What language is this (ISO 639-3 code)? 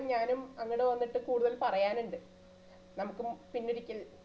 mal